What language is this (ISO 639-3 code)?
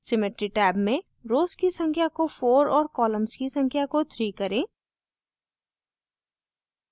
hin